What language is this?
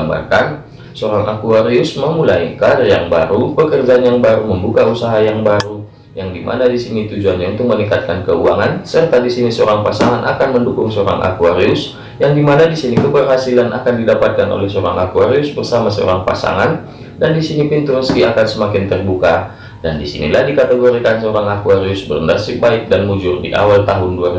Indonesian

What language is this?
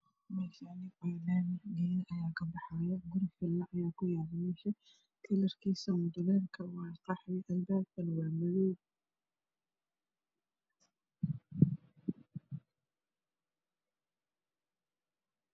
Somali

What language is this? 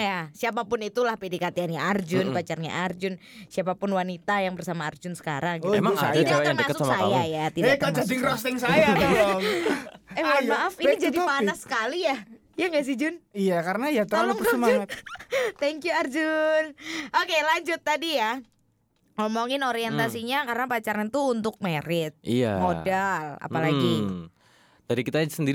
Indonesian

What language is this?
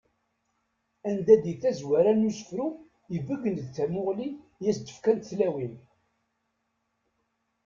Kabyle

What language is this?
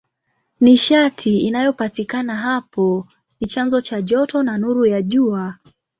Swahili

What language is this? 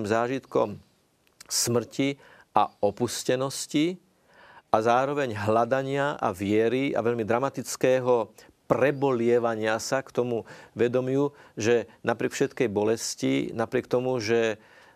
Slovak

